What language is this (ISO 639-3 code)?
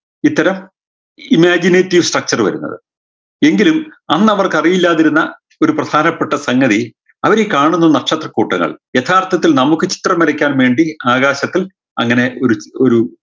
mal